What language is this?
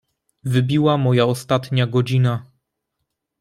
Polish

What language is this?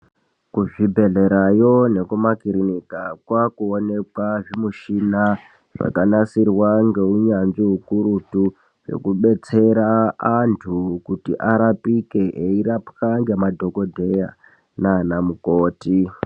Ndau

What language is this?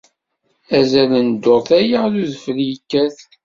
Kabyle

